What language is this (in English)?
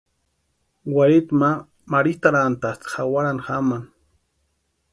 Western Highland Purepecha